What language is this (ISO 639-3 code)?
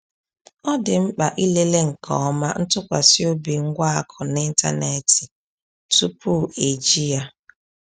ibo